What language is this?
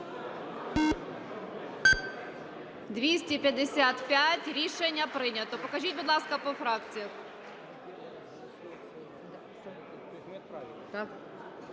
Ukrainian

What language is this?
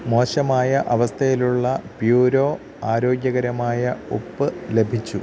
Malayalam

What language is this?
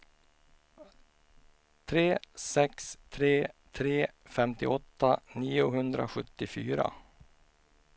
Swedish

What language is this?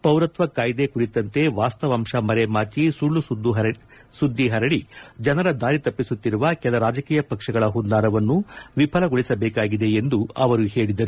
Kannada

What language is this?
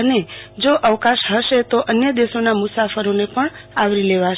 Gujarati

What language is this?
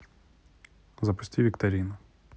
Russian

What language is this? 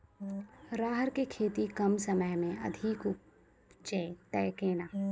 Maithili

